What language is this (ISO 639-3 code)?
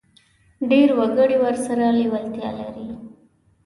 pus